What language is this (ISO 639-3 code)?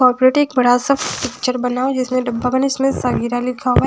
hin